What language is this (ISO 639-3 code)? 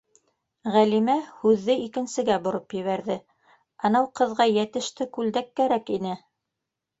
bak